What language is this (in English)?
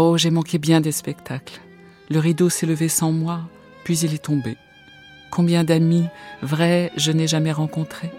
French